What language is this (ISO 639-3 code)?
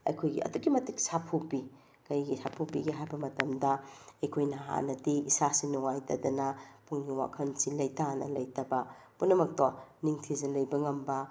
mni